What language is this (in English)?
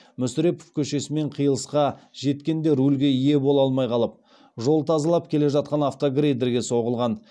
Kazakh